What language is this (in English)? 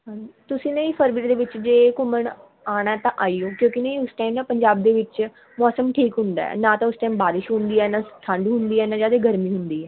Punjabi